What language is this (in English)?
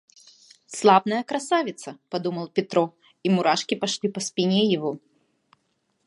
Russian